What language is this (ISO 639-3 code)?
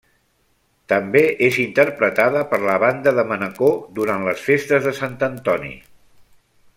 cat